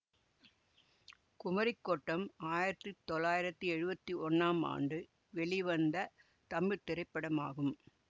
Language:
Tamil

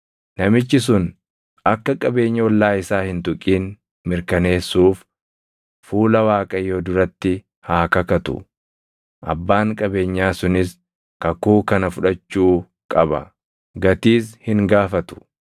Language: Oromo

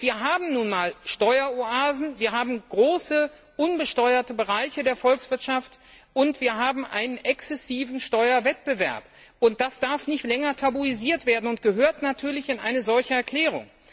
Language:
German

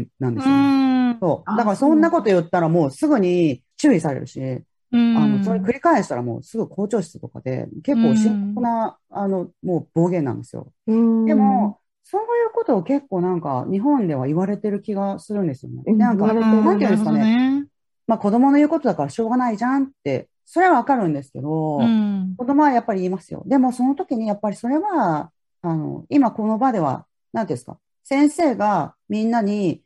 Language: Japanese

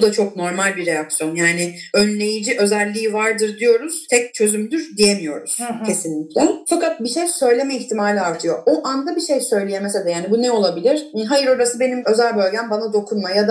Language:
Turkish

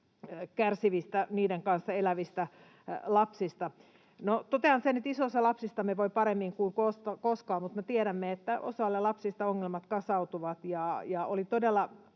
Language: Finnish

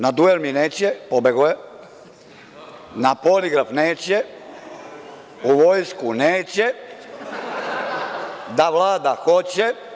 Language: Serbian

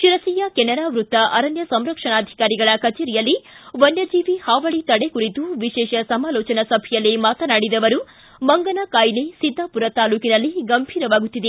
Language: Kannada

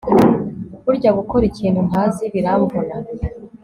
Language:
Kinyarwanda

